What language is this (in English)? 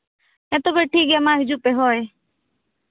Santali